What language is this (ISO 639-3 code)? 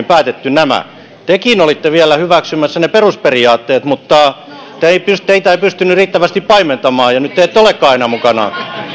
fin